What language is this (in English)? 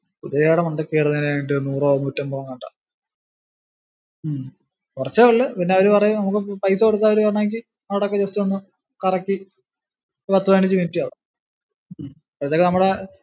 Malayalam